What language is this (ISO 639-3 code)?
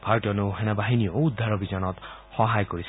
asm